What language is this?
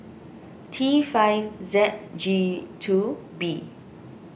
English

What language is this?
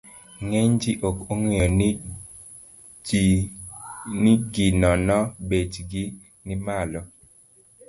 Luo (Kenya and Tanzania)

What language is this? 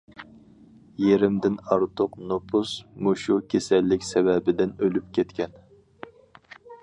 Uyghur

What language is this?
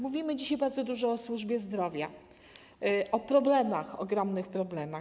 Polish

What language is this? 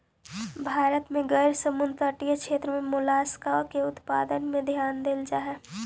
Magahi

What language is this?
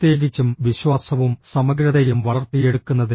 Malayalam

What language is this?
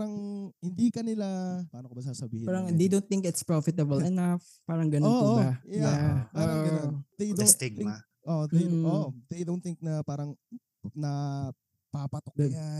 Filipino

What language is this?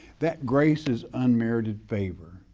English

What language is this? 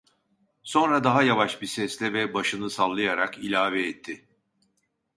Turkish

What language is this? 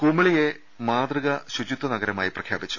Malayalam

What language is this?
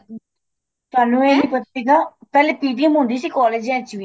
Punjabi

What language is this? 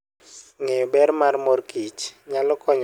Luo (Kenya and Tanzania)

